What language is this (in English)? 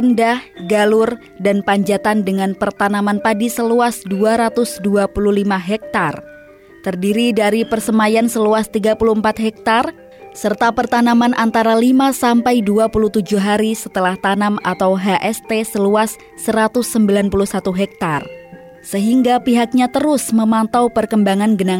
Indonesian